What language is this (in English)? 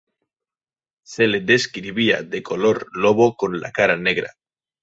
Spanish